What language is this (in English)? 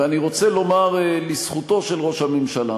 Hebrew